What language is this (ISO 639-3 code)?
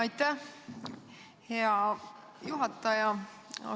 est